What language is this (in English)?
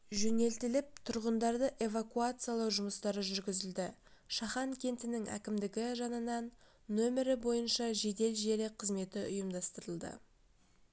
Kazakh